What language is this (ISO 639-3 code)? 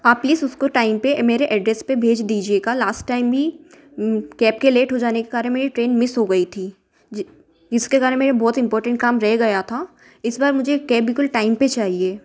hin